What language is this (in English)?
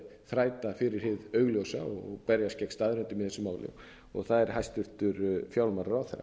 Icelandic